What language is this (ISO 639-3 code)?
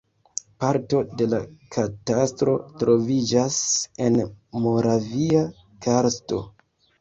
epo